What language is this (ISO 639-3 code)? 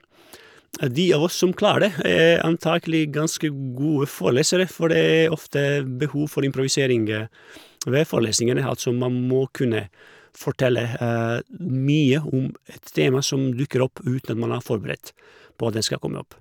nor